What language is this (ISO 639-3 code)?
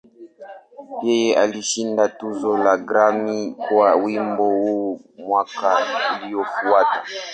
swa